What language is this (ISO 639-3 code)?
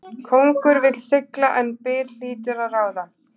isl